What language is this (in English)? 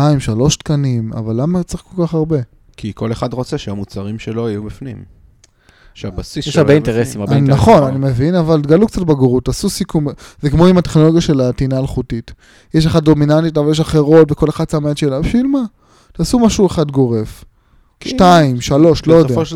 Hebrew